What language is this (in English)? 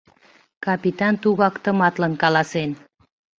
Mari